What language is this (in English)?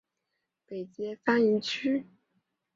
Chinese